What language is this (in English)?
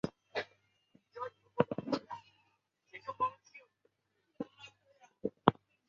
Chinese